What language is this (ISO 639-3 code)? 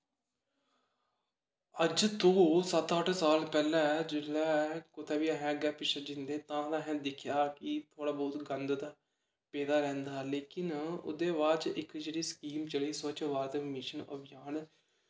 doi